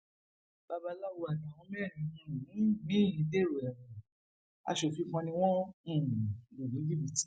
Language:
Yoruba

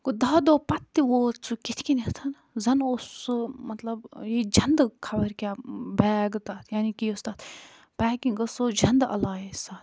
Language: Kashmiri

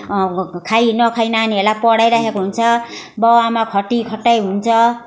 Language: Nepali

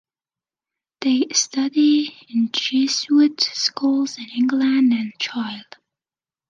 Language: English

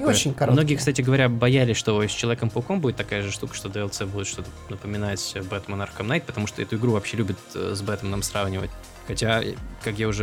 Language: Russian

